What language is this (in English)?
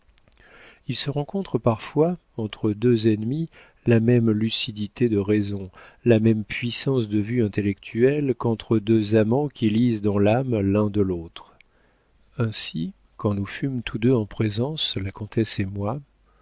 French